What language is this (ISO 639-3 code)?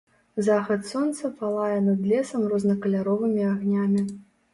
bel